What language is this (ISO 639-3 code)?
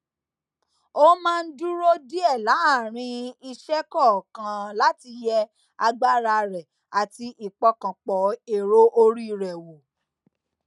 yor